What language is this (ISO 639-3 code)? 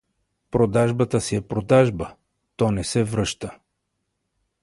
bul